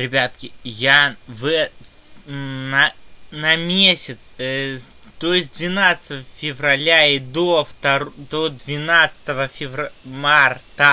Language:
Russian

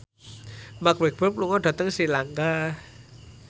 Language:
Javanese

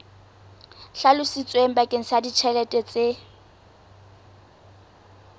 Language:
Southern Sotho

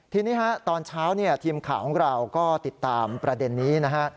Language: Thai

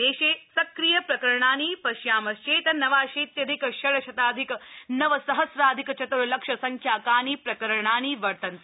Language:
Sanskrit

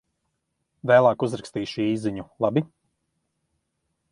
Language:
Latvian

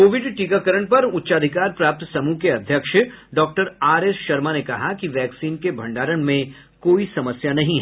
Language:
Hindi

